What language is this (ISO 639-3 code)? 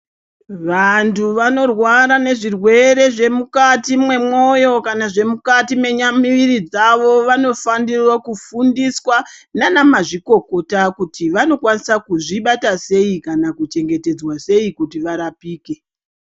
ndc